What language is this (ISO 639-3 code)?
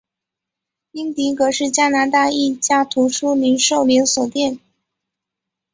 zho